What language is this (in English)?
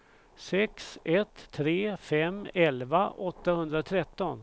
Swedish